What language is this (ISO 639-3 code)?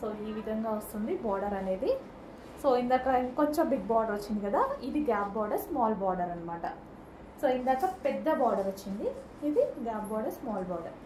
tel